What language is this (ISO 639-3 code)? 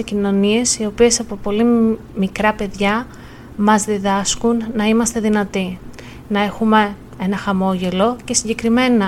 ell